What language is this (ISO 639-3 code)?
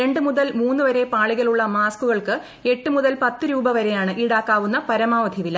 mal